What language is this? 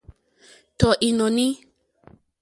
Mokpwe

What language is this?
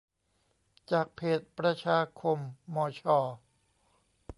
Thai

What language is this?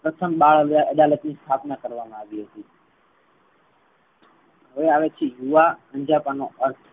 Gujarati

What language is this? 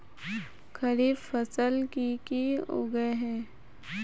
Magahi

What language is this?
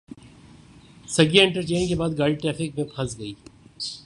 Urdu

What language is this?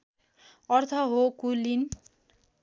Nepali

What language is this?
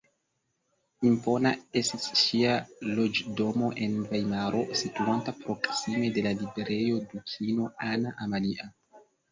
Esperanto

